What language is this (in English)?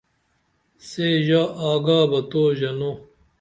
Dameli